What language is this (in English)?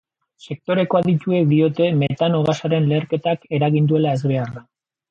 Basque